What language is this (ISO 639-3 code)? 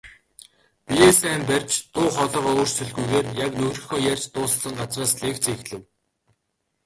mon